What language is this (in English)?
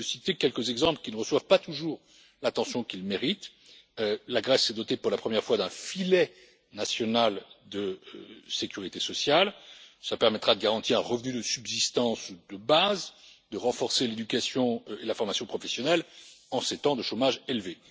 French